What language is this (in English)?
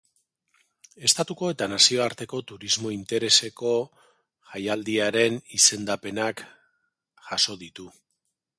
Basque